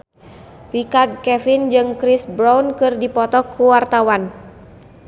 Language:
Sundanese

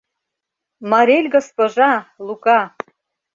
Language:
Mari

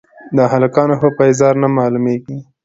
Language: Pashto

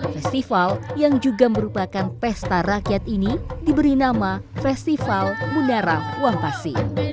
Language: Indonesian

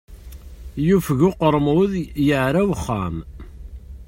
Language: Kabyle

